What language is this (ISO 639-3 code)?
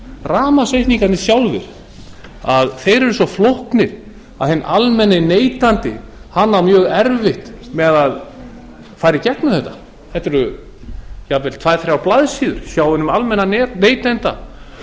isl